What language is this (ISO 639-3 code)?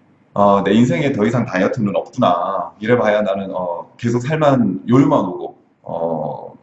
kor